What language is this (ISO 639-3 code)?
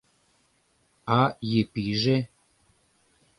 chm